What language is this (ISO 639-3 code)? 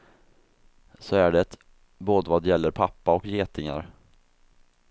swe